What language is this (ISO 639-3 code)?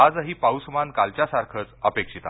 mar